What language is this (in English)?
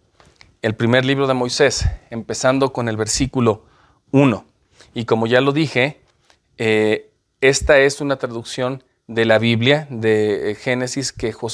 Spanish